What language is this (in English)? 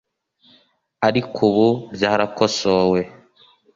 Kinyarwanda